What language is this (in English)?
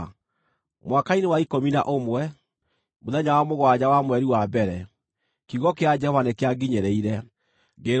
Kikuyu